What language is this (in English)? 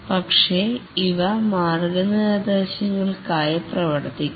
Malayalam